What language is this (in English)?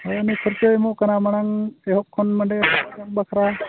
Santali